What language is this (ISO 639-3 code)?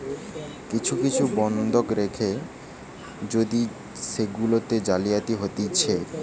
ben